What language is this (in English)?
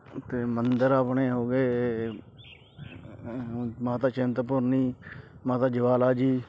Punjabi